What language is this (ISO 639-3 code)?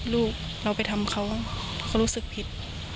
tha